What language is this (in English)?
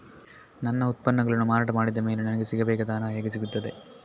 Kannada